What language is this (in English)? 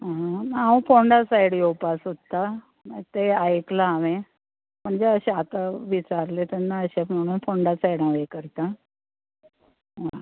Konkani